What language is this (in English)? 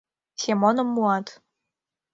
Mari